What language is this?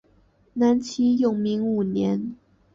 Chinese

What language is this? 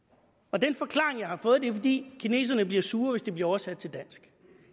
Danish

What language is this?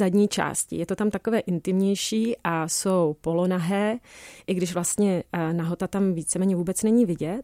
Czech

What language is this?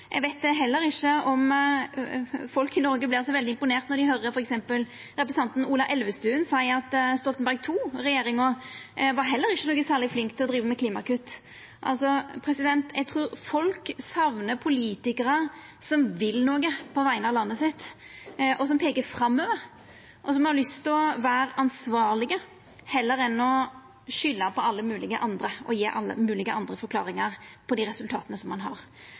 Norwegian Nynorsk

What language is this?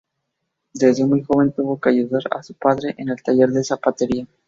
Spanish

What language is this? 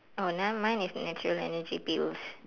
English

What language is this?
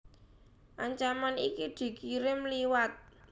Javanese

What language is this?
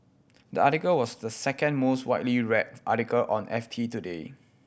English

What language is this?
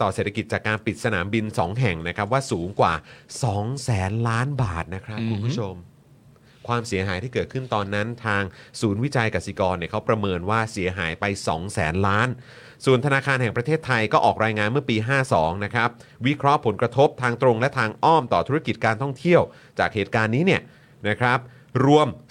Thai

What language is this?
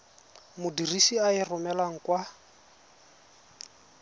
Tswana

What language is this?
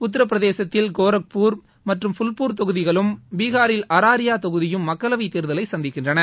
Tamil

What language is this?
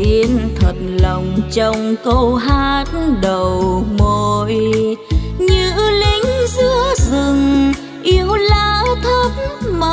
Vietnamese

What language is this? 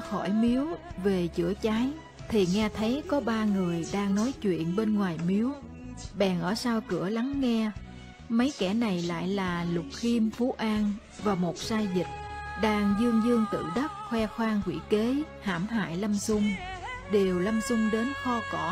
Vietnamese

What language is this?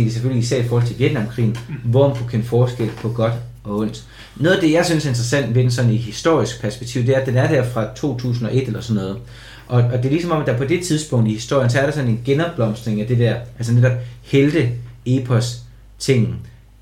Danish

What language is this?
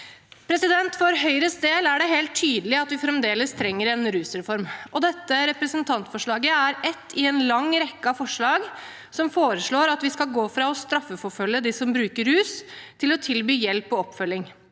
Norwegian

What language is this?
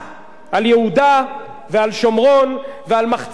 Hebrew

